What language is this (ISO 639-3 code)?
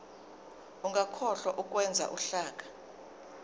zul